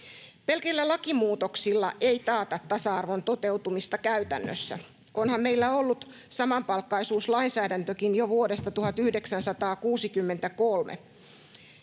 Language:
Finnish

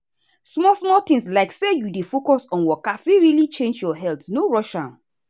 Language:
Nigerian Pidgin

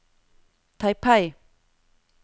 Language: Norwegian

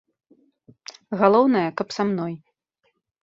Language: Belarusian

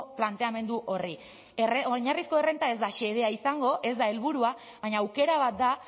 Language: Basque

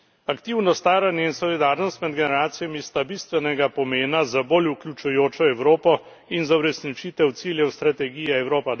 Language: Slovenian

